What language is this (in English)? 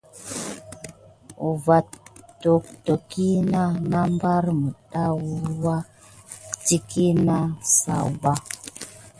Gidar